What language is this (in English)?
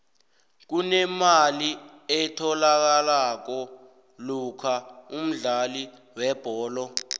South Ndebele